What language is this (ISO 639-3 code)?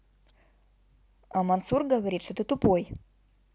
rus